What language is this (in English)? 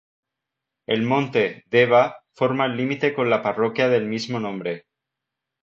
Spanish